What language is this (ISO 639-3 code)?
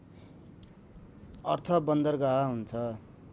nep